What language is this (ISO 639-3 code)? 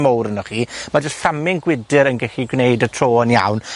cym